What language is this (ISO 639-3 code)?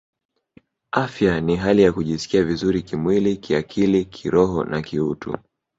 swa